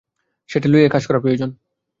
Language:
Bangla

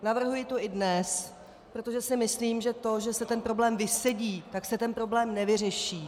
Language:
Czech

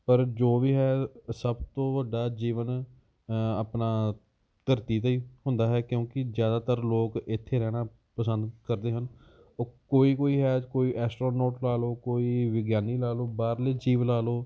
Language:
Punjabi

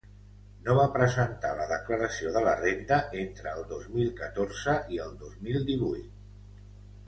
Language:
Catalan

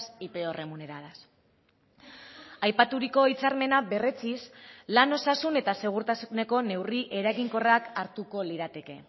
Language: Basque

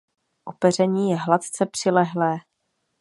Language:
Czech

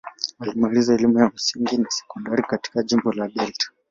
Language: Swahili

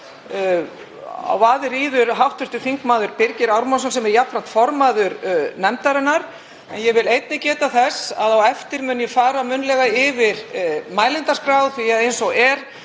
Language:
Icelandic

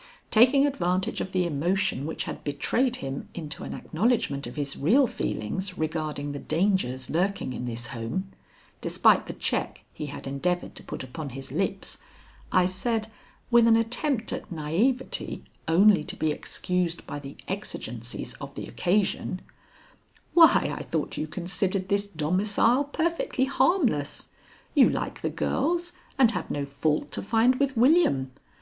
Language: English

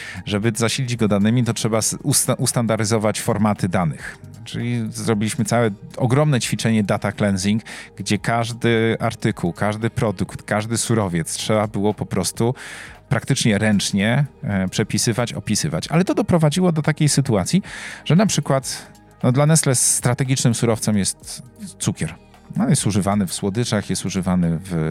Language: Polish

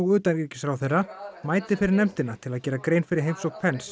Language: Icelandic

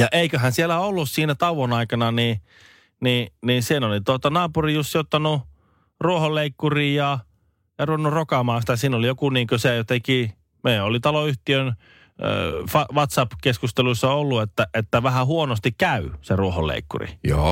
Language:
Finnish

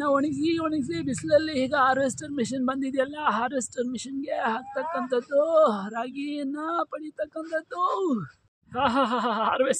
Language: Arabic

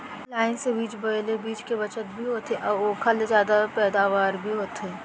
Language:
Chhattisgarhi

